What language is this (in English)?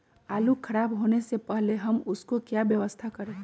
Magahi